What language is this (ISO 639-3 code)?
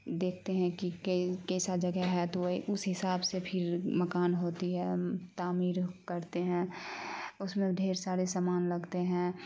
urd